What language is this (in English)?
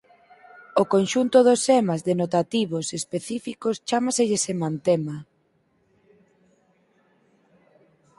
Galician